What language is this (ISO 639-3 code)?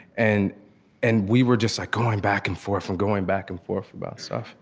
eng